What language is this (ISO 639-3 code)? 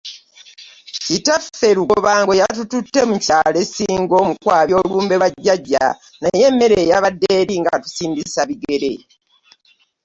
lug